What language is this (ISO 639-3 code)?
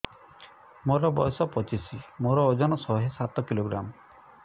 ori